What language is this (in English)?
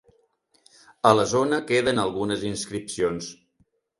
Catalan